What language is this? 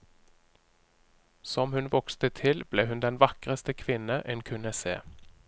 Norwegian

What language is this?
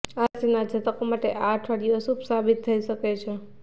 Gujarati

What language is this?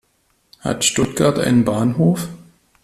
German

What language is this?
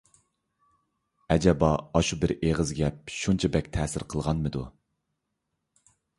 Uyghur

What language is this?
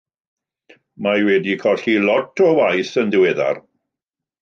Welsh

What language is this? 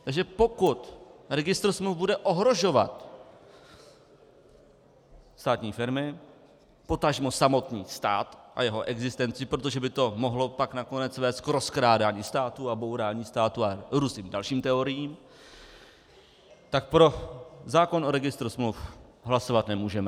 Czech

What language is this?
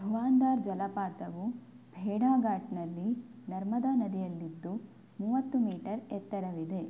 Kannada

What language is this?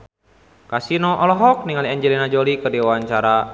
Sundanese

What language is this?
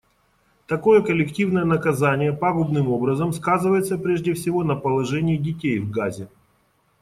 Russian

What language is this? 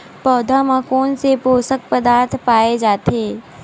Chhattisgarhi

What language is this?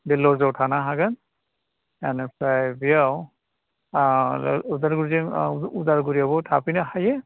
Bodo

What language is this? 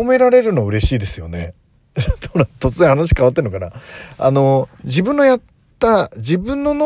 Japanese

